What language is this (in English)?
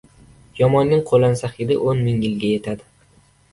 Uzbek